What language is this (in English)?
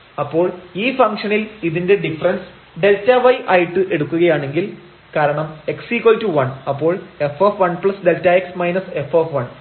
Malayalam